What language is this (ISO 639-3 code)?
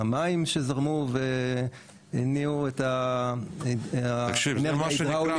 heb